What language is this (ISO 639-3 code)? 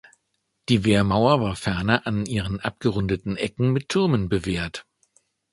deu